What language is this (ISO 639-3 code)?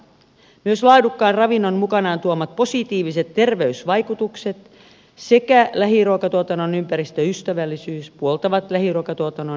fin